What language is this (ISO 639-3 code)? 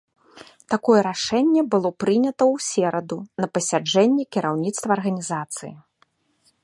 bel